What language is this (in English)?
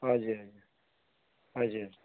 Nepali